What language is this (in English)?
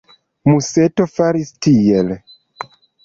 Esperanto